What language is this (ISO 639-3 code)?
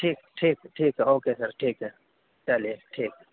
urd